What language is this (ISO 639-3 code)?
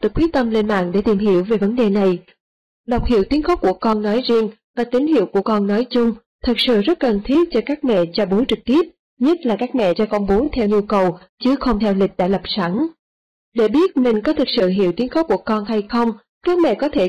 vie